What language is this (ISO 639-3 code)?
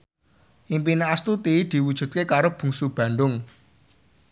jav